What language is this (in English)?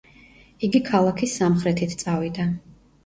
Georgian